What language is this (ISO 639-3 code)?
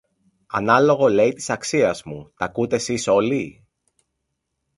ell